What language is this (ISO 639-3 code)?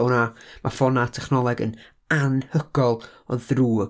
cym